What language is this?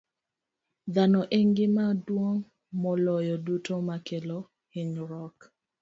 Luo (Kenya and Tanzania)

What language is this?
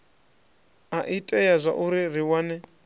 Venda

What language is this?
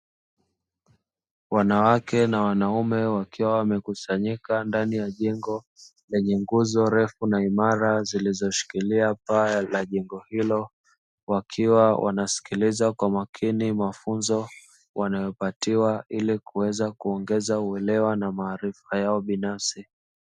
Swahili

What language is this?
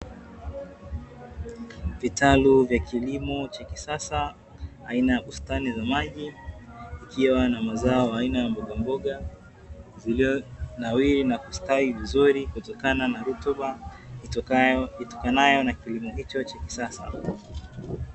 Swahili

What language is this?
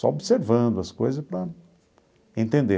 Portuguese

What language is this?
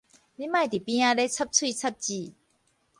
Min Nan Chinese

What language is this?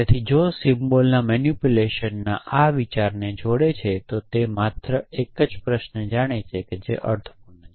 Gujarati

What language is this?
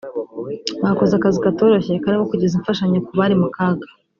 Kinyarwanda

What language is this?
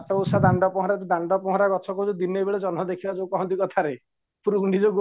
Odia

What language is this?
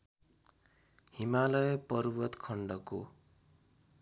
Nepali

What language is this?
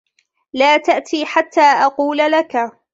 Arabic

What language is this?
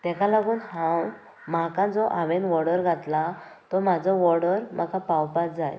Konkani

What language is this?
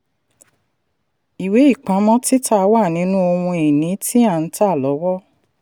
Yoruba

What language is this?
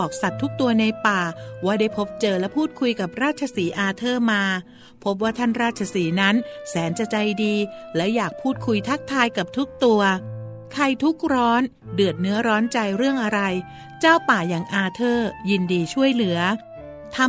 Thai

